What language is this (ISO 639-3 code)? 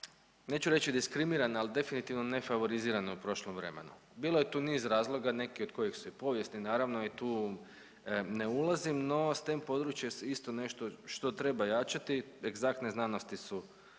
hrv